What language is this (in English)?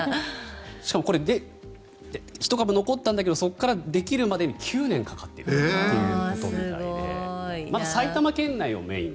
Japanese